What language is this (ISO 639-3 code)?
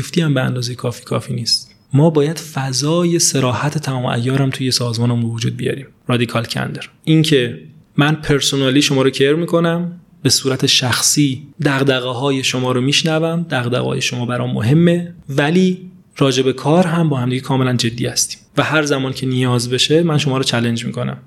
fas